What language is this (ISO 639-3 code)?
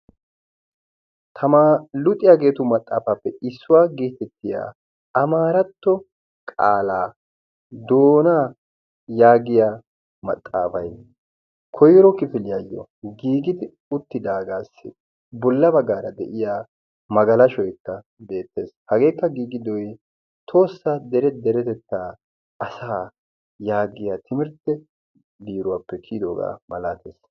wal